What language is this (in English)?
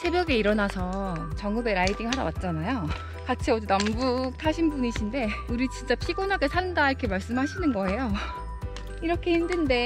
Korean